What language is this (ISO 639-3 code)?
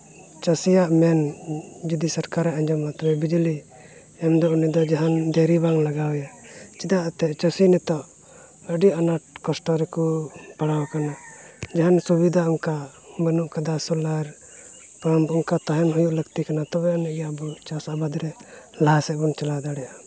sat